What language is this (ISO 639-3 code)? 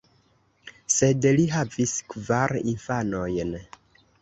epo